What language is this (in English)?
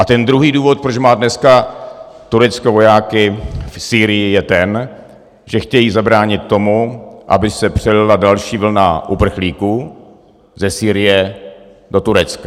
Czech